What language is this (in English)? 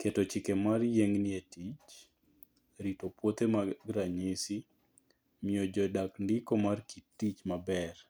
Luo (Kenya and Tanzania)